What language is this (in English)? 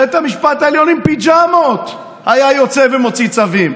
Hebrew